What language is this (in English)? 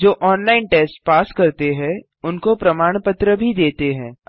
Hindi